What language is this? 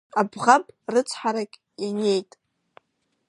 Abkhazian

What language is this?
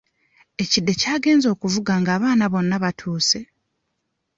Ganda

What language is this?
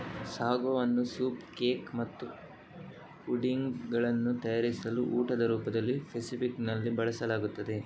Kannada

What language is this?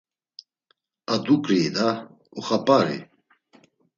Laz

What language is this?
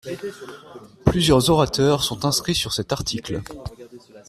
French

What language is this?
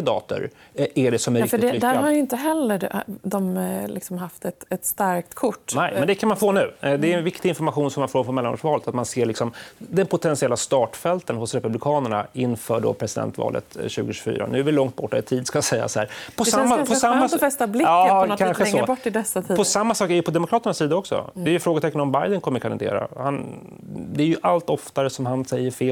Swedish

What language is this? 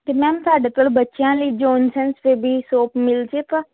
Punjabi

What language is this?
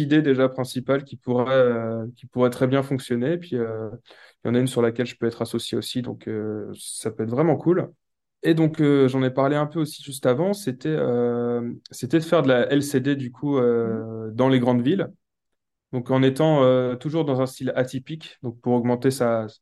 French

